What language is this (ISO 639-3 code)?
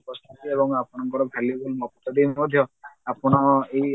ori